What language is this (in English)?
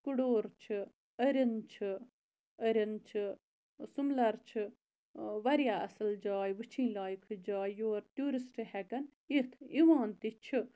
Kashmiri